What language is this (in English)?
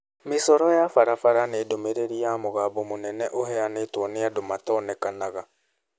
Kikuyu